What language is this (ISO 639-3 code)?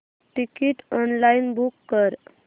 mar